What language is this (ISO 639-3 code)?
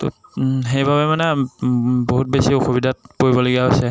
asm